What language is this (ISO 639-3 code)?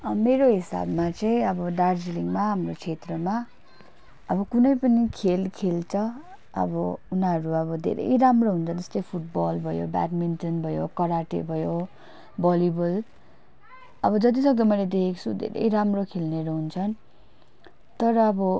nep